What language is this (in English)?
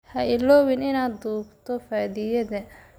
Somali